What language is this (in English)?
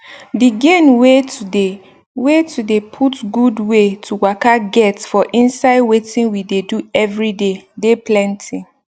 Nigerian Pidgin